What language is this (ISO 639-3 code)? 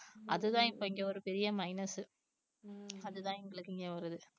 tam